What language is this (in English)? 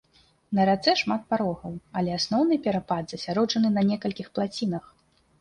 Belarusian